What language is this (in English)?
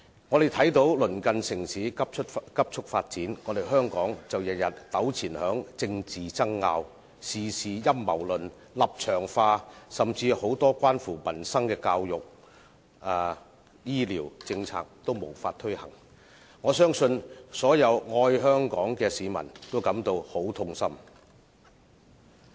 Cantonese